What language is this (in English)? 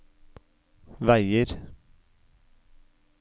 Norwegian